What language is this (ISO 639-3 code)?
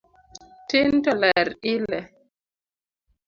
luo